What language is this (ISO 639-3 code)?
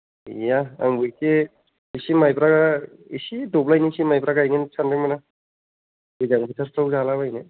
brx